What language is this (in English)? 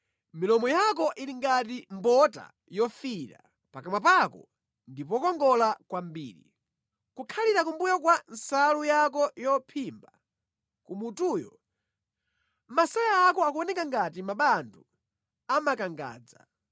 Nyanja